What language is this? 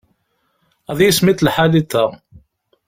Kabyle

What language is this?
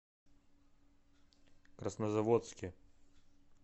Russian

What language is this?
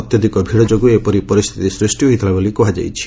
Odia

